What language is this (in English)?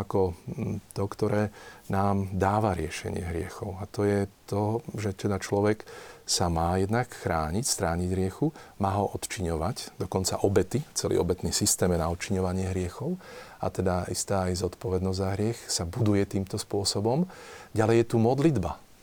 Slovak